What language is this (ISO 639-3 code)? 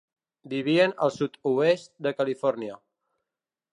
cat